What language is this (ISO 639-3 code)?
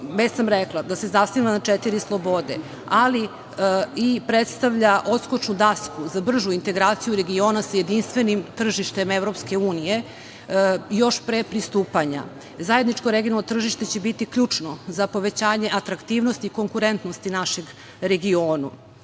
srp